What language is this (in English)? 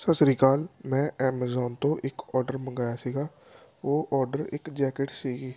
Punjabi